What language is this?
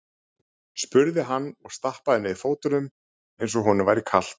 Icelandic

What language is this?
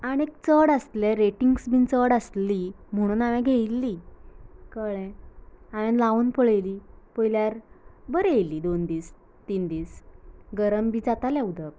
Konkani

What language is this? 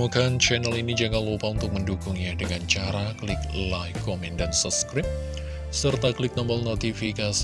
Indonesian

